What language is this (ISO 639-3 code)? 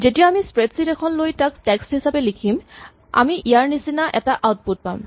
asm